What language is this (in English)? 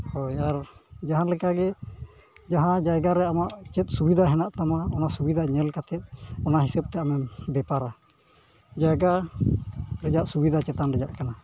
Santali